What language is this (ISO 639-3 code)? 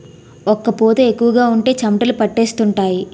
tel